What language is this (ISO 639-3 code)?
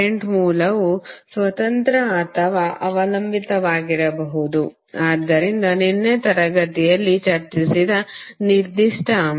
kan